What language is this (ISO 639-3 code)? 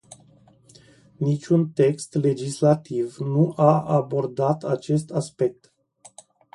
ron